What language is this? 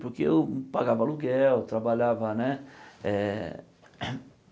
Portuguese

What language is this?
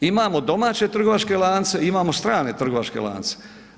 Croatian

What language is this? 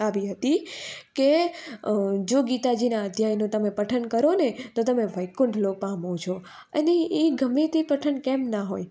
Gujarati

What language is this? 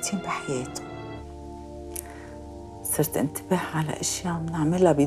Arabic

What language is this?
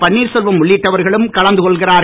Tamil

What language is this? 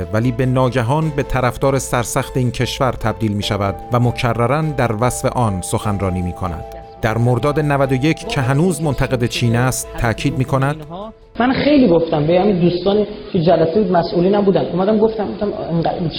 Persian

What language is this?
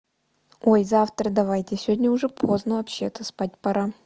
Russian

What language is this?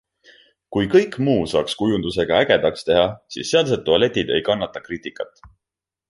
Estonian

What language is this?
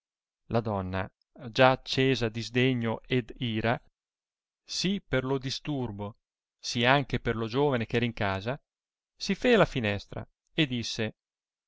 Italian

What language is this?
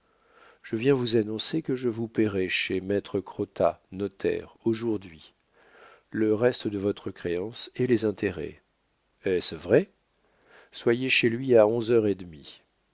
French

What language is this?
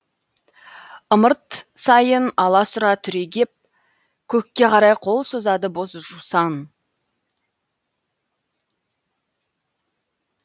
Kazakh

